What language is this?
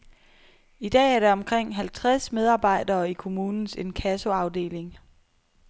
Danish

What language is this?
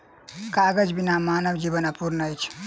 Maithili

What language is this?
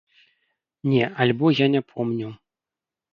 Belarusian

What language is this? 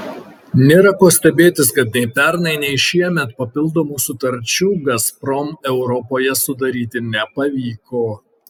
Lithuanian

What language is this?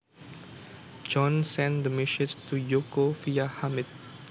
Javanese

